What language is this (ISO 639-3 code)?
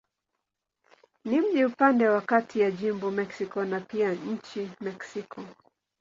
swa